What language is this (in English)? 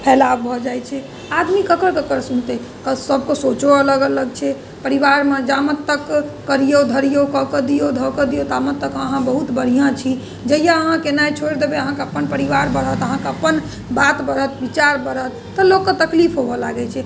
Maithili